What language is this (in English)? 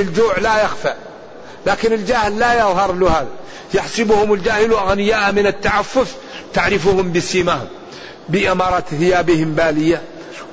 Arabic